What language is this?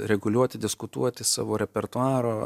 Lithuanian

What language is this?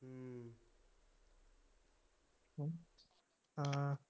Punjabi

